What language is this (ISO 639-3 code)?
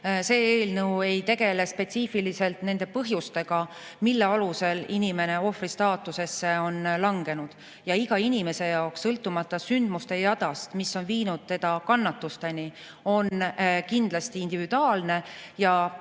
est